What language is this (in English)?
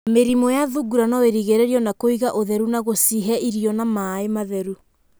Kikuyu